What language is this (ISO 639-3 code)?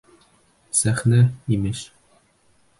bak